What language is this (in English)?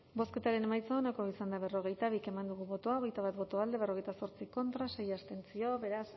Basque